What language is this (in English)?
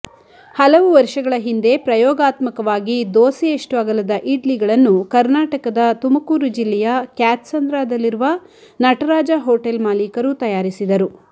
Kannada